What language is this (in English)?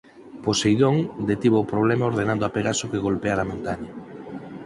Galician